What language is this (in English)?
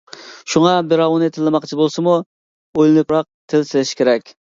Uyghur